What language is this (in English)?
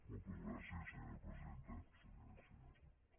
Catalan